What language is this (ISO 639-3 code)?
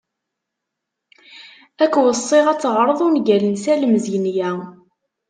kab